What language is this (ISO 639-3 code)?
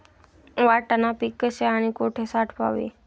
mar